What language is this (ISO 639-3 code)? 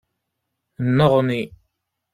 kab